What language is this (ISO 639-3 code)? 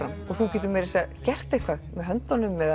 isl